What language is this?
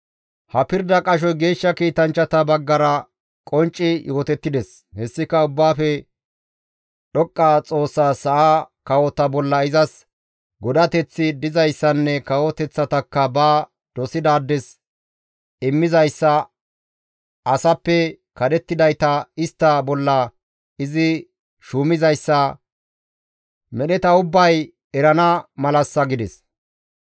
Gamo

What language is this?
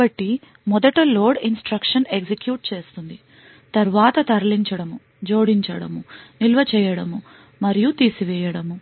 Telugu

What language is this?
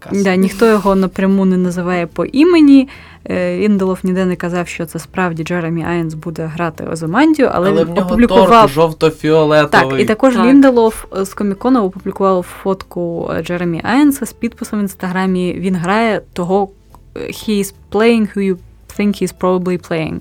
Ukrainian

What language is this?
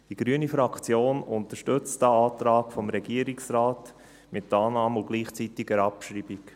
Swiss German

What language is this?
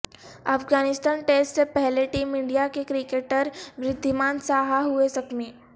Urdu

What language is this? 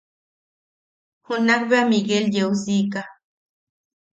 Yaqui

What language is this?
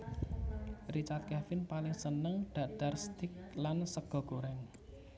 Javanese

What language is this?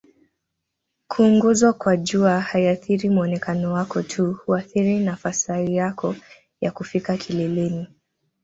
Swahili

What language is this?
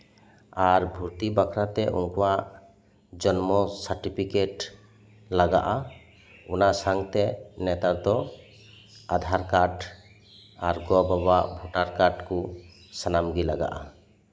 Santali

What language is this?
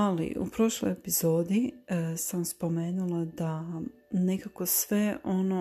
Croatian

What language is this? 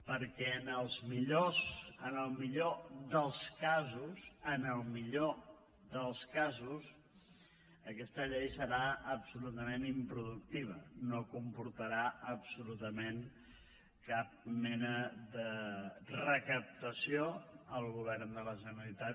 Catalan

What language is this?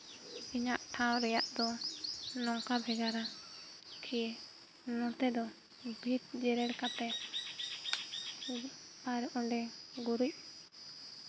Santali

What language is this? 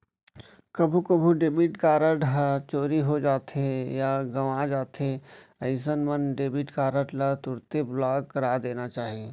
Chhattisgarhi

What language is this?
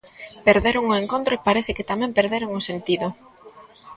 Galician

